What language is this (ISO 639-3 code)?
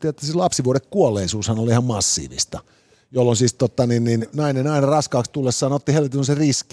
fin